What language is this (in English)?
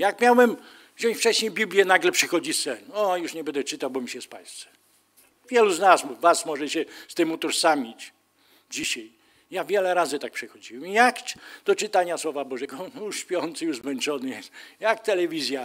Polish